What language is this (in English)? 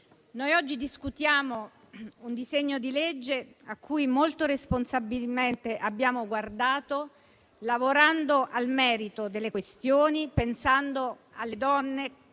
Italian